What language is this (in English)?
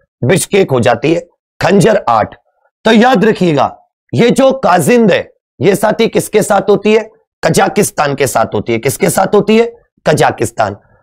Hindi